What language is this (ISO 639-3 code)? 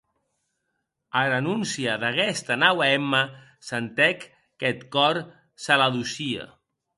oci